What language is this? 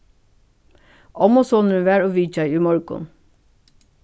Faroese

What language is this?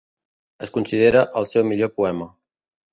Catalan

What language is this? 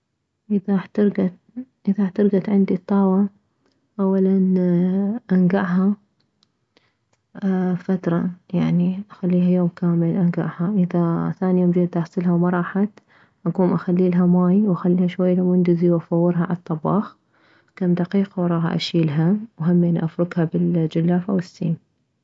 Mesopotamian Arabic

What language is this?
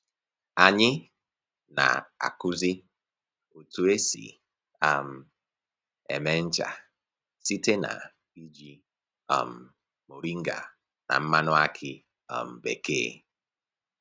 Igbo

